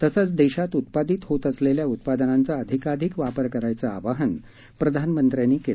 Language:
Marathi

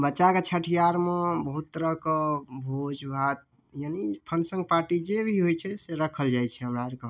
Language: Maithili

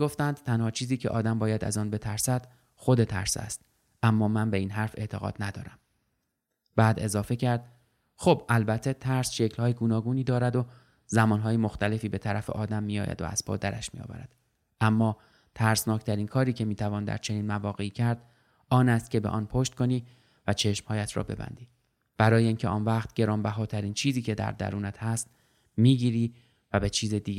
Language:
Persian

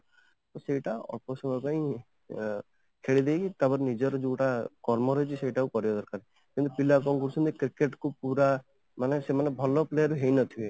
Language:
Odia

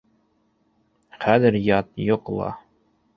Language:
Bashkir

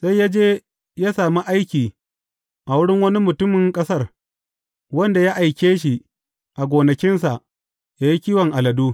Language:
Hausa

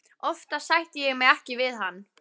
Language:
Icelandic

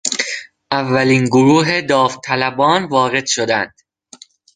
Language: Persian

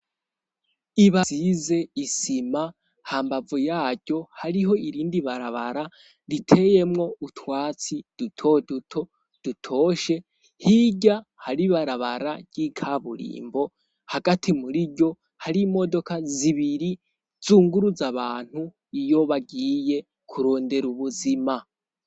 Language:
Rundi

